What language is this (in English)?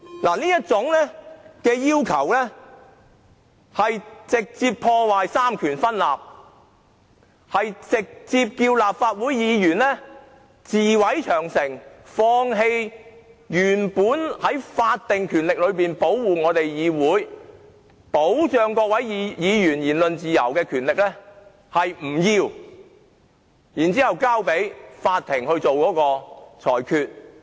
Cantonese